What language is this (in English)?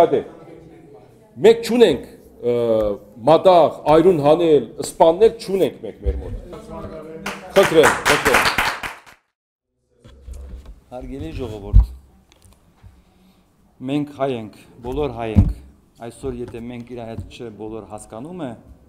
Turkish